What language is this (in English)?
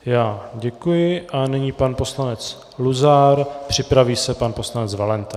Czech